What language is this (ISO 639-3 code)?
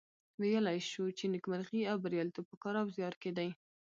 pus